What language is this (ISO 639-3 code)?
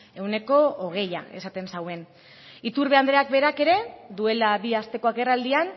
eus